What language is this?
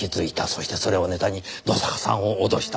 Japanese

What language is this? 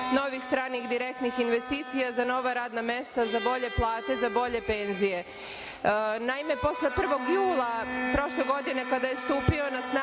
Serbian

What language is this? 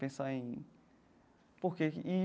Portuguese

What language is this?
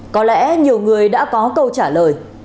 Vietnamese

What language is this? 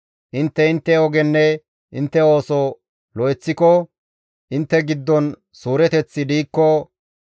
Gamo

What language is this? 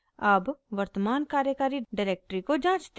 Hindi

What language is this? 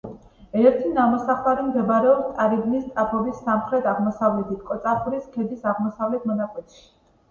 Georgian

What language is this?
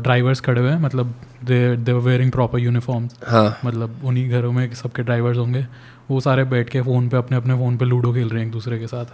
Hindi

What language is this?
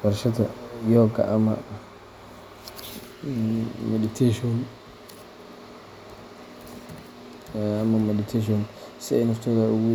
Somali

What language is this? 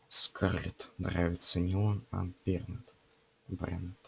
Russian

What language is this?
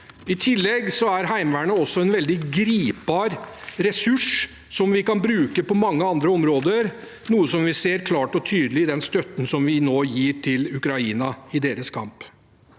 Norwegian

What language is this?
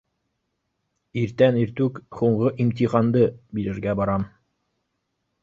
Bashkir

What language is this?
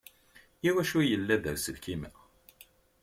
Kabyle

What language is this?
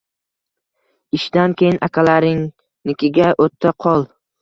Uzbek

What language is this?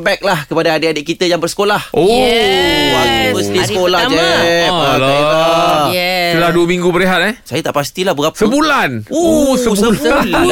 Malay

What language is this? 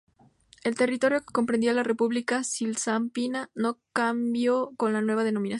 Spanish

